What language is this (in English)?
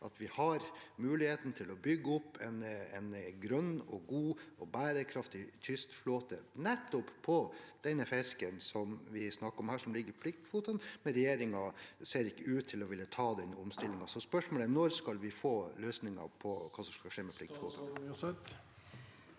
Norwegian